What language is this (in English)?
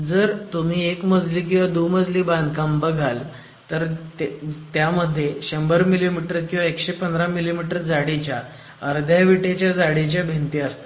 Marathi